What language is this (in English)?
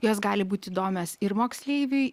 Lithuanian